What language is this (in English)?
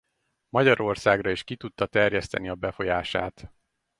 Hungarian